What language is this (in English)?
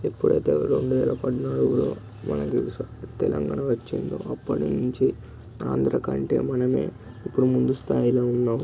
Telugu